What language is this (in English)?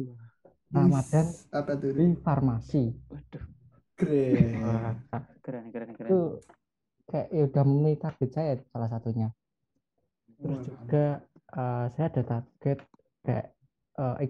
Indonesian